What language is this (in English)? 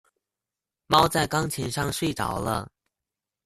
Chinese